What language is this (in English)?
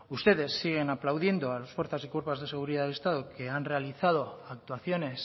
Spanish